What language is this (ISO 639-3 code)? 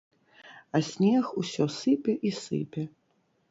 bel